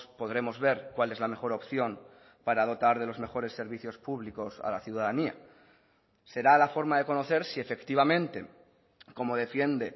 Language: Spanish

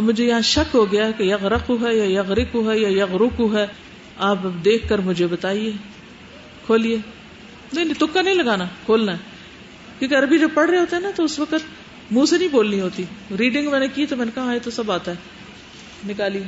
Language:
Urdu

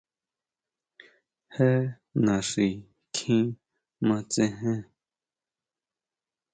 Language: Huautla Mazatec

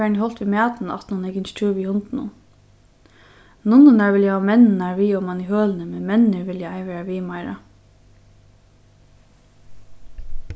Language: Faroese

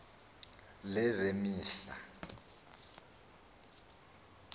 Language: Xhosa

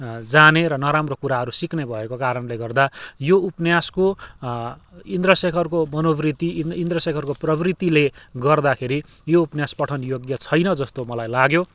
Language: Nepali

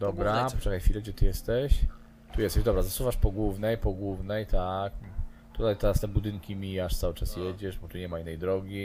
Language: Polish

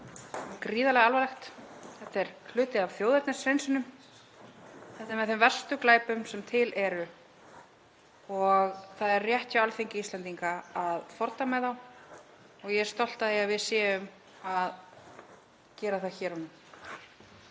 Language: Icelandic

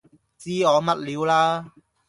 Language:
Cantonese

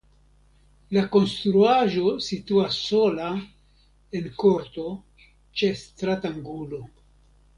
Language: Esperanto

